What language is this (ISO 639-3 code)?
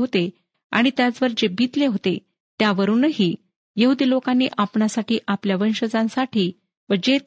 mar